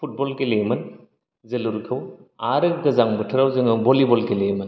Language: Bodo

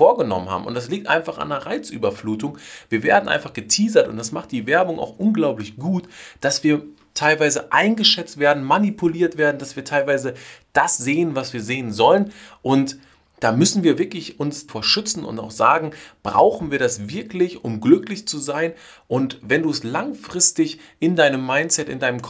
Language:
German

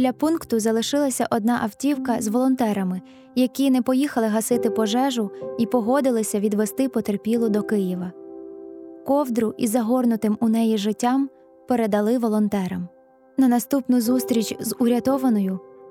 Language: Ukrainian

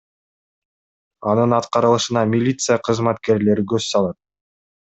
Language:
Kyrgyz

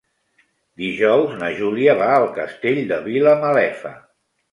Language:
Catalan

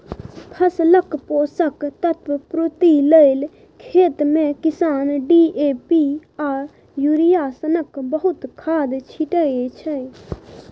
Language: Maithili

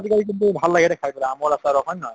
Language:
Assamese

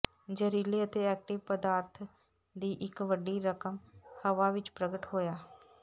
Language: Punjabi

